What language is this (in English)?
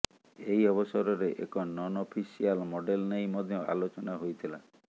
Odia